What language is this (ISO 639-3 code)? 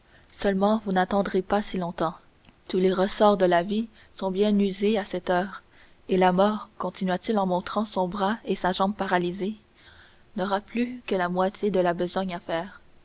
fra